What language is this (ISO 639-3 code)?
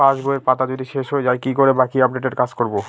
ben